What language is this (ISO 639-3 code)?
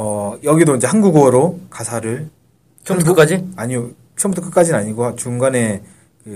kor